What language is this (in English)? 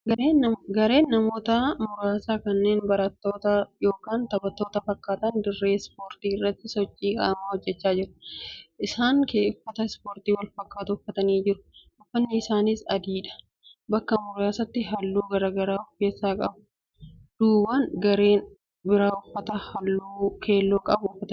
Oromo